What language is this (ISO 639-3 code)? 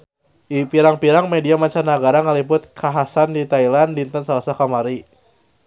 sun